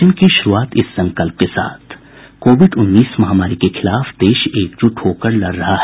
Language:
Hindi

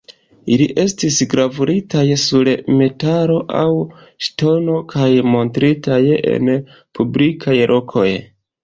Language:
Esperanto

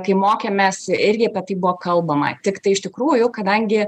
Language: Lithuanian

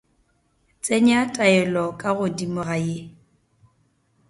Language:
Northern Sotho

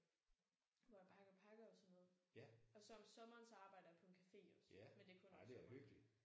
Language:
Danish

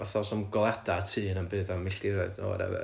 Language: Welsh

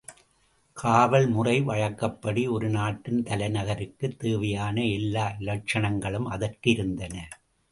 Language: Tamil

